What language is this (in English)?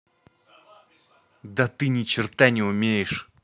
Russian